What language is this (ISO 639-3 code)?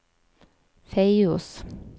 nor